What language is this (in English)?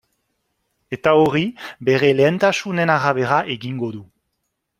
Basque